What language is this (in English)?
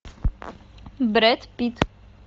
Russian